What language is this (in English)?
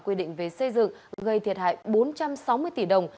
Vietnamese